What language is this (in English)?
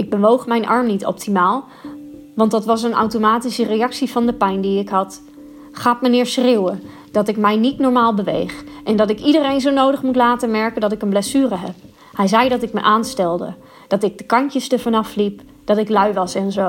Dutch